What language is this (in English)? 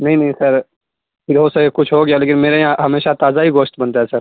Urdu